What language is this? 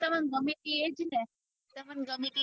Gujarati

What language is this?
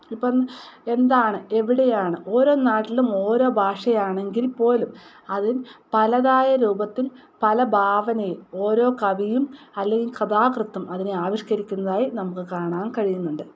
Malayalam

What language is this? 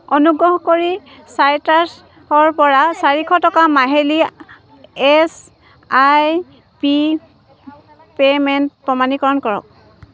Assamese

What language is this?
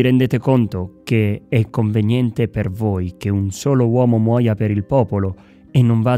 Italian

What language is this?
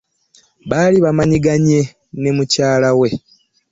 Ganda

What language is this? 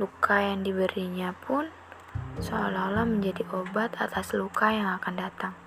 Indonesian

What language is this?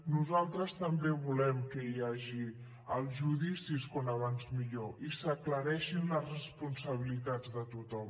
Catalan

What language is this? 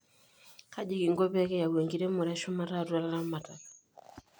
Masai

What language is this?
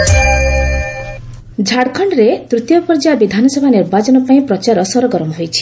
Odia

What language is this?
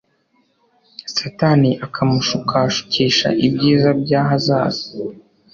Kinyarwanda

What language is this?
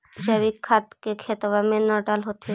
Magahi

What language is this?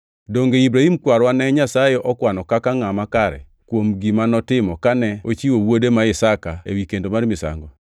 Luo (Kenya and Tanzania)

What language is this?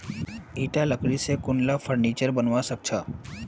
Magahi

